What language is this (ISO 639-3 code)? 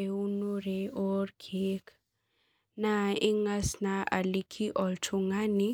mas